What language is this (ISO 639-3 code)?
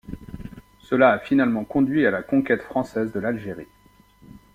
fra